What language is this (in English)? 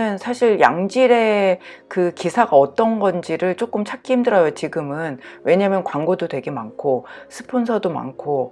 Korean